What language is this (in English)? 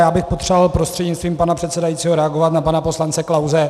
Czech